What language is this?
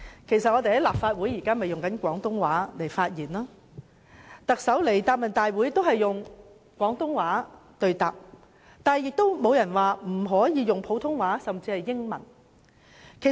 Cantonese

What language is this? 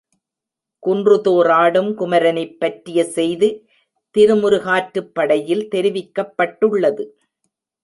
Tamil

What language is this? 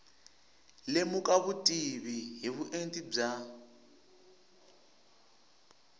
Tsonga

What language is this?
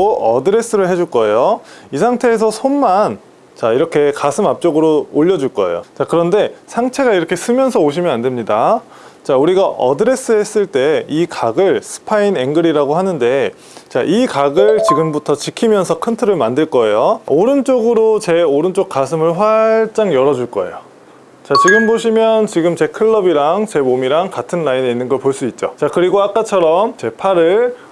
Korean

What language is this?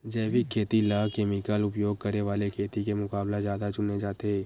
Chhattisgarhi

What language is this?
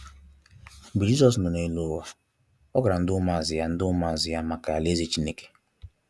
Igbo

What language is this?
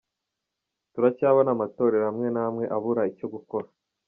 Kinyarwanda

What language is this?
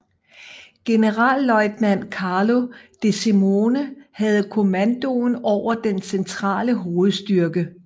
Danish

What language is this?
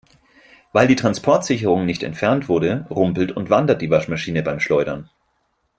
German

